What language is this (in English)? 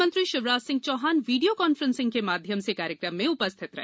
Hindi